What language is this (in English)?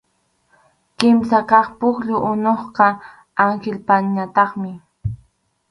Arequipa-La Unión Quechua